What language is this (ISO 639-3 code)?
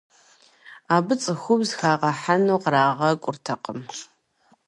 kbd